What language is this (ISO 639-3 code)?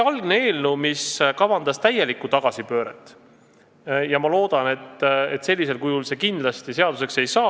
est